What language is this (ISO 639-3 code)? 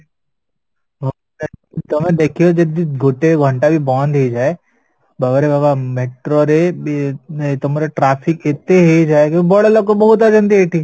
ori